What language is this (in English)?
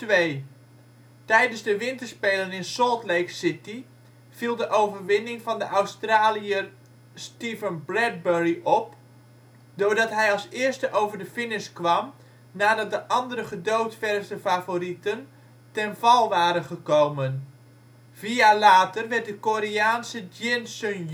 Dutch